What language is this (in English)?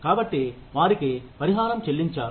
Telugu